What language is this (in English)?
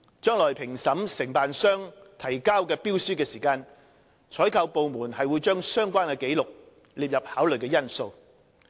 Cantonese